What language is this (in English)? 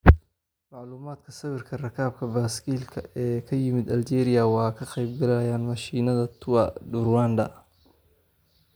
Somali